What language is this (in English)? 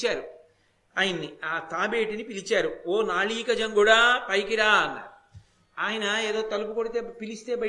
Telugu